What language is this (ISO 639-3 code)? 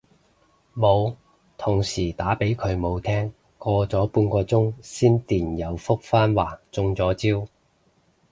yue